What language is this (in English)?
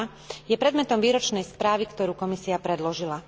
Slovak